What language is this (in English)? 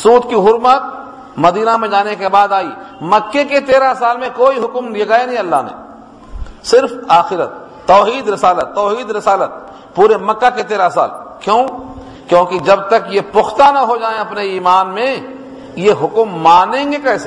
Urdu